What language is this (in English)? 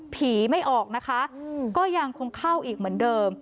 Thai